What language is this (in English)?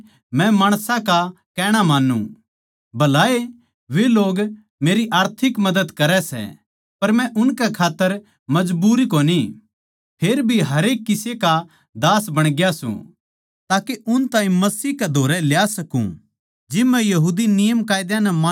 Haryanvi